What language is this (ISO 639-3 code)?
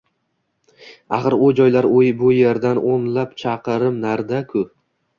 uzb